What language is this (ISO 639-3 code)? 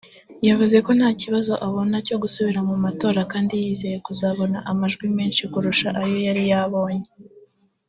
kin